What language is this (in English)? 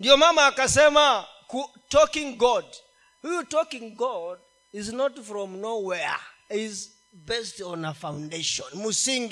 Swahili